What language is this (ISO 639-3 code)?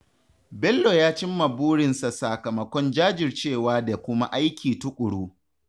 hau